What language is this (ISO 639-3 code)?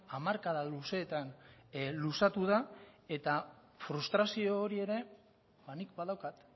eus